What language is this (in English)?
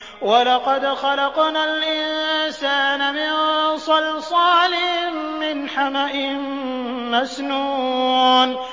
Arabic